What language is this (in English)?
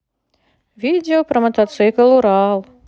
Russian